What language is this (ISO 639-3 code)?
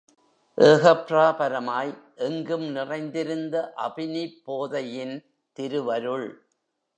tam